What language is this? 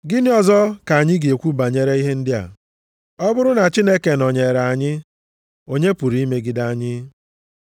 Igbo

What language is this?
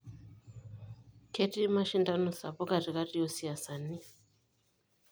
Masai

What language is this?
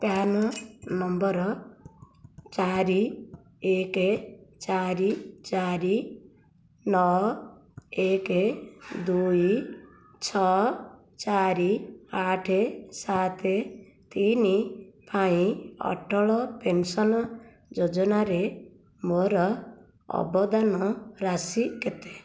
Odia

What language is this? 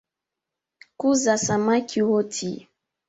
Swahili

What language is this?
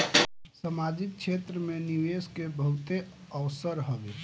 Bhojpuri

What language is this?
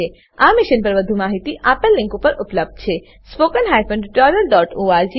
Gujarati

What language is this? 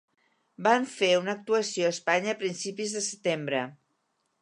Catalan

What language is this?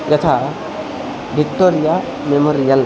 Sanskrit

